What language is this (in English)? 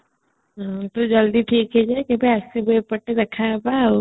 Odia